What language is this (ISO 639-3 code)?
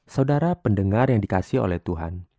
ind